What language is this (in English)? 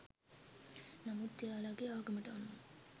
Sinhala